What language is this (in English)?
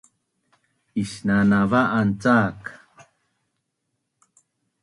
Bunun